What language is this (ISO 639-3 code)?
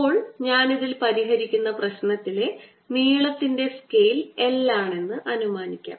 mal